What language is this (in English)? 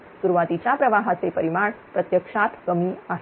Marathi